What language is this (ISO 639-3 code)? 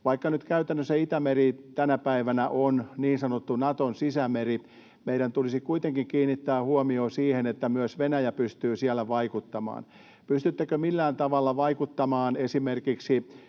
fin